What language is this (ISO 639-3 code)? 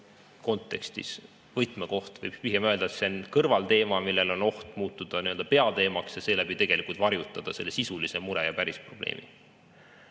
est